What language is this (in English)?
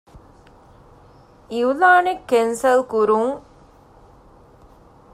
Divehi